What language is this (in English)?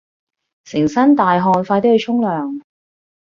Cantonese